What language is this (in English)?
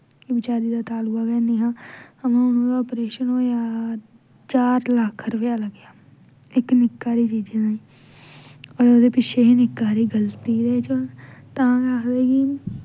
Dogri